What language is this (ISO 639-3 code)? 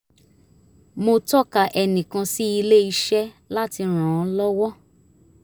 yor